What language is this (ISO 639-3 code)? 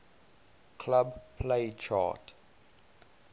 eng